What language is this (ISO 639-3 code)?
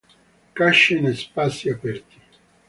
ita